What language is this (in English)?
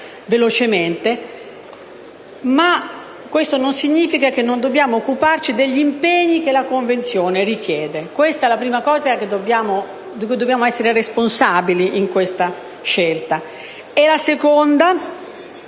Italian